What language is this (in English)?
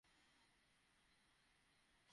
Bangla